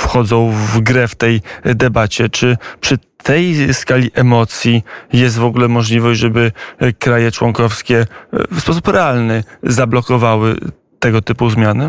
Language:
Polish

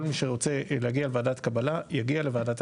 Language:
Hebrew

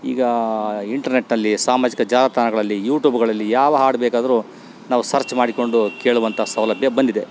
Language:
Kannada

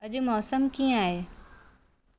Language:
Sindhi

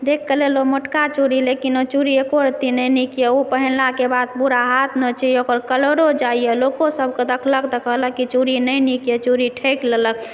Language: Maithili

